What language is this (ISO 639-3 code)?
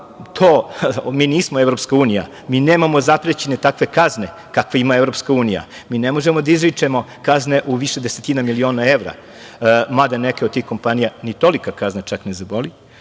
srp